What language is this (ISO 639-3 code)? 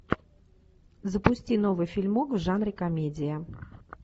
rus